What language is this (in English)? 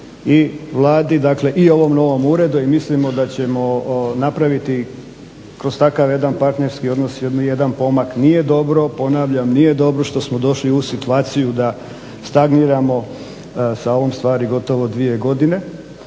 Croatian